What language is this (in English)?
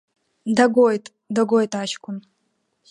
Abkhazian